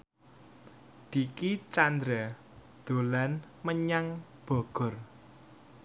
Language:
Javanese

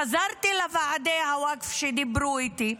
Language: Hebrew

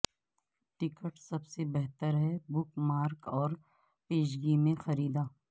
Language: Urdu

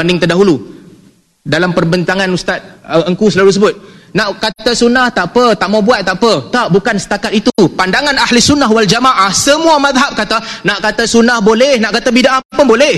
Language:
Malay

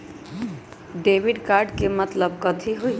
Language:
Magahi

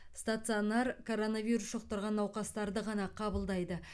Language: Kazakh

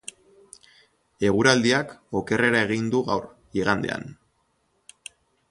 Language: Basque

